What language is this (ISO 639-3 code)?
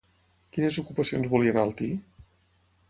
cat